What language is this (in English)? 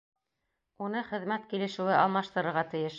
Bashkir